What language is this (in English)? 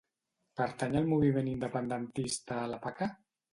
Catalan